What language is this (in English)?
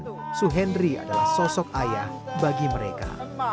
Indonesian